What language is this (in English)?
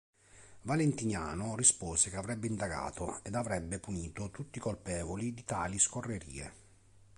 Italian